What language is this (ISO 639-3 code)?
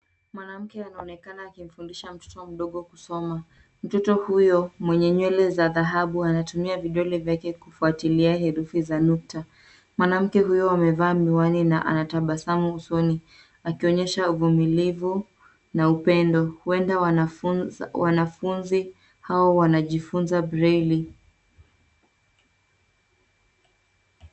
swa